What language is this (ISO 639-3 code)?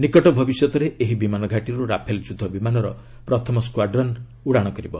ori